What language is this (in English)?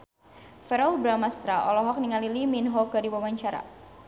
Sundanese